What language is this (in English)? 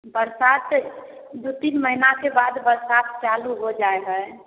Maithili